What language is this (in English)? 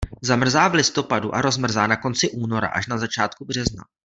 Czech